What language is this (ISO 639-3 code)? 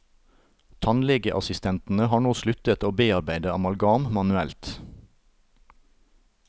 nor